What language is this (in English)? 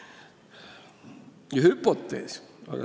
Estonian